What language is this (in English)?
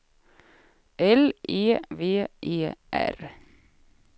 Swedish